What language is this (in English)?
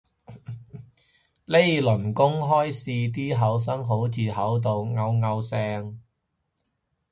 Cantonese